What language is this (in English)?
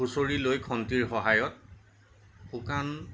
Assamese